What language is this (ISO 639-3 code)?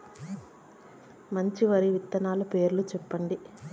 tel